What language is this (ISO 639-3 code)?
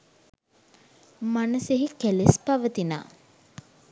sin